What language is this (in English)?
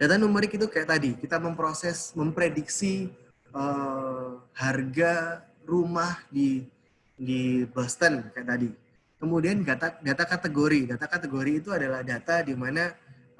Indonesian